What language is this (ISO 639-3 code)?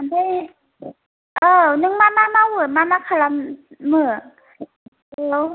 brx